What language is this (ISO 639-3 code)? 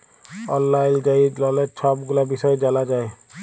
ben